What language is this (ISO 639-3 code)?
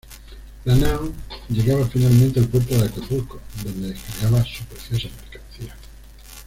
spa